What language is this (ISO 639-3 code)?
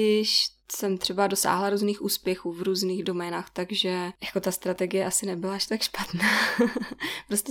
ces